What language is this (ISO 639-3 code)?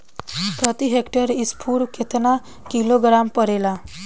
bho